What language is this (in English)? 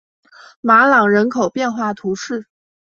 Chinese